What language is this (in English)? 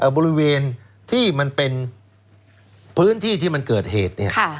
Thai